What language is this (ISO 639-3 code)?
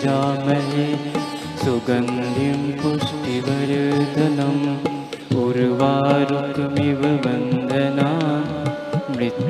hin